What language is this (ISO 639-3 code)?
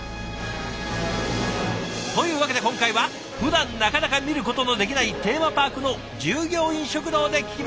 jpn